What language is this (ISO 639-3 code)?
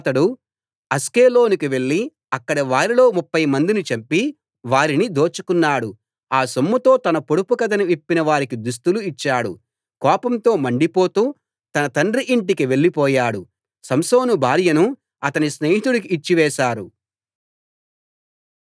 tel